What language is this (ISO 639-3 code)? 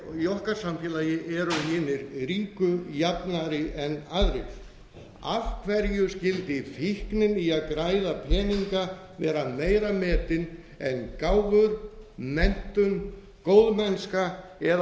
isl